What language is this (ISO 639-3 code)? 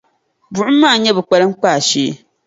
dag